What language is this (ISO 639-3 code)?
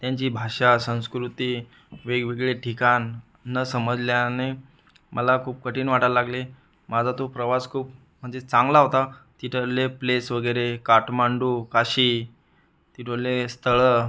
mar